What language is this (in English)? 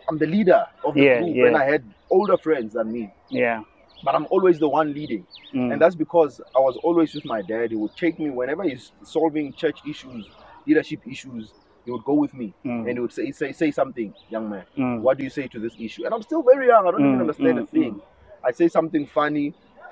English